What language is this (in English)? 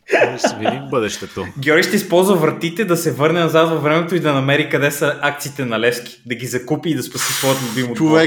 Bulgarian